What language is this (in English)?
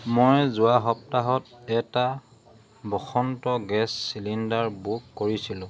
Assamese